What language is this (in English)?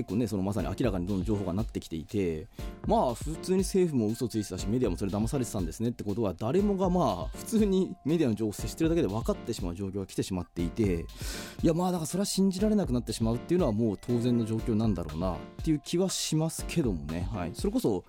Japanese